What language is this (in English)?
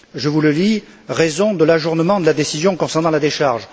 French